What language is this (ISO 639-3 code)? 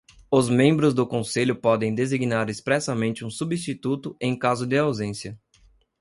por